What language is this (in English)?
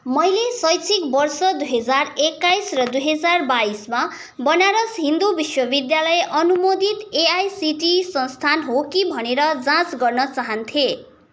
Nepali